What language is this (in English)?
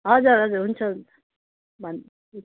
Nepali